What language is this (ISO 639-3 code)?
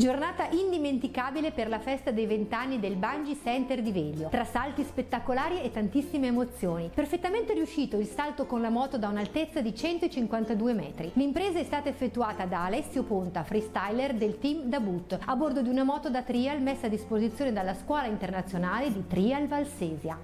ita